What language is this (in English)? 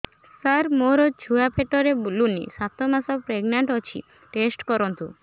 Odia